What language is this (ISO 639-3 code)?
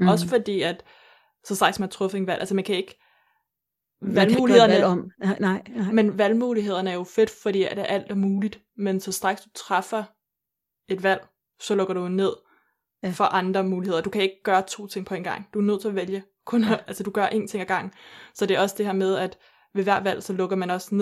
dan